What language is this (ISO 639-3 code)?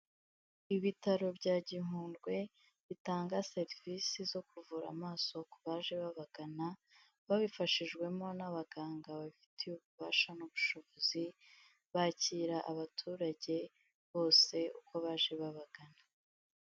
kin